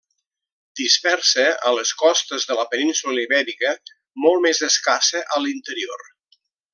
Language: Catalan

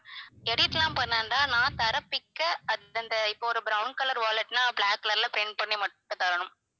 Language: Tamil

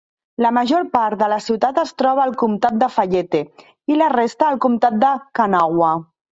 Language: Catalan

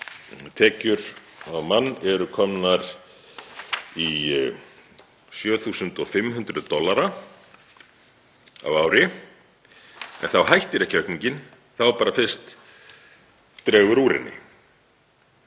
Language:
Icelandic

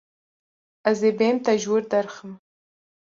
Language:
Kurdish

